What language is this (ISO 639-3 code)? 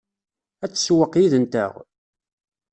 kab